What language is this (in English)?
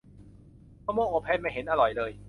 Thai